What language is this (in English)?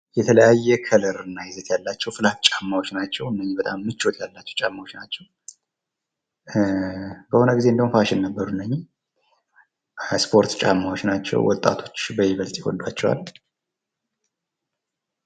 Amharic